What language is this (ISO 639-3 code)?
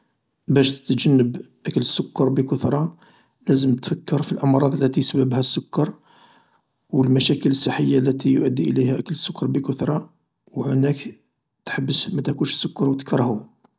arq